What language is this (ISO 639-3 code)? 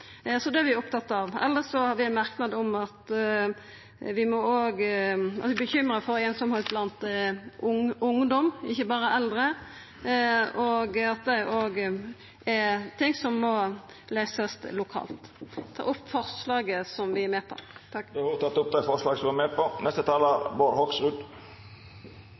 nor